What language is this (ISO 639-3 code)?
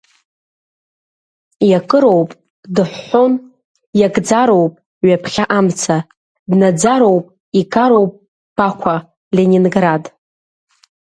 abk